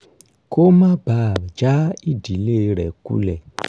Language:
Yoruba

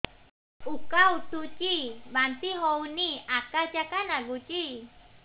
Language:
Odia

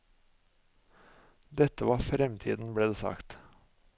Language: Norwegian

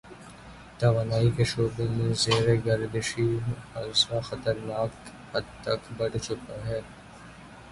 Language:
Urdu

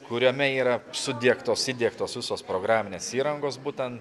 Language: Lithuanian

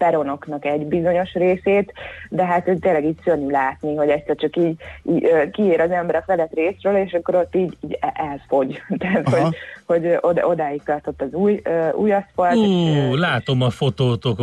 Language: Hungarian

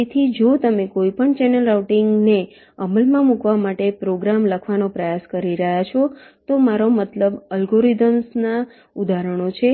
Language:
Gujarati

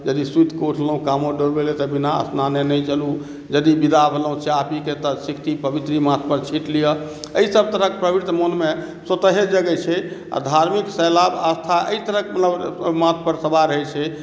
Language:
Maithili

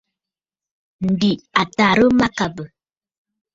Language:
Bafut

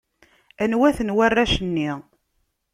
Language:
Kabyle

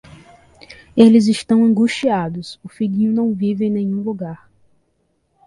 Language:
Portuguese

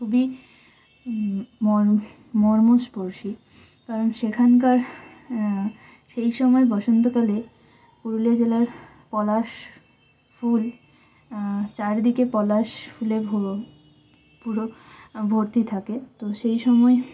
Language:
Bangla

